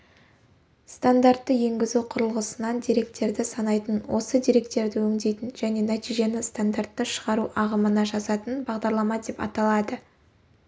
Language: Kazakh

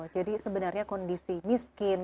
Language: Indonesian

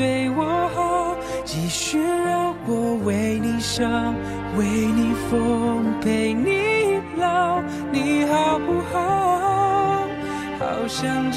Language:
Chinese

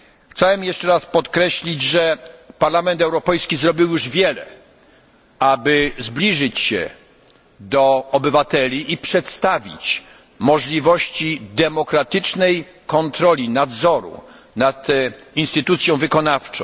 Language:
Polish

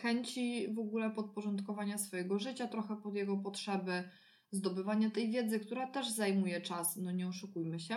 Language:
Polish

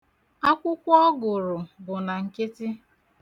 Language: Igbo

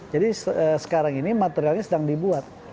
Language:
Indonesian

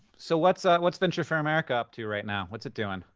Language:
English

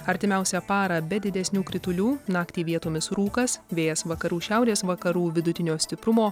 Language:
Lithuanian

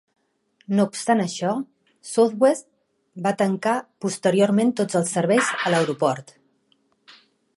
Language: Catalan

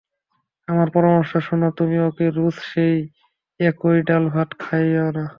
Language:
Bangla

